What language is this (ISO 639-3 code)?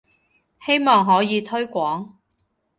yue